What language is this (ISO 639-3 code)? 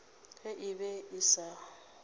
nso